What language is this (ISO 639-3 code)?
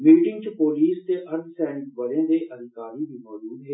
doi